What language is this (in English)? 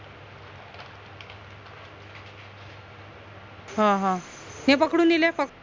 Marathi